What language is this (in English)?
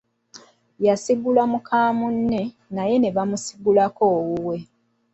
Ganda